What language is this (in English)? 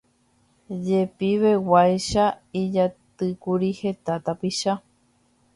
Guarani